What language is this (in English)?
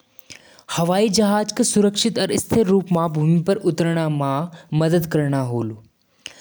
Jaunsari